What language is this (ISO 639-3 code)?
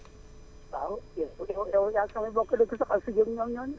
wol